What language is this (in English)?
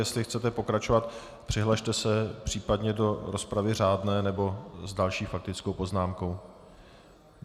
Czech